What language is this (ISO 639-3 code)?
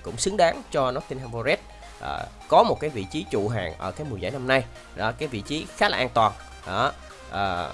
vie